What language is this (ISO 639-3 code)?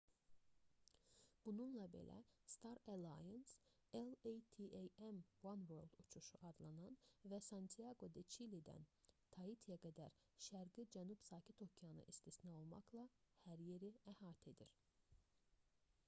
aze